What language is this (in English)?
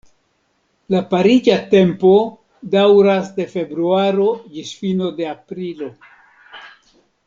Esperanto